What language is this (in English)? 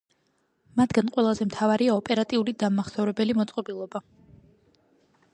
Georgian